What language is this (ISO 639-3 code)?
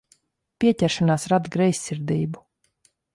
lav